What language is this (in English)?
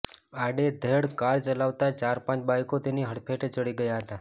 Gujarati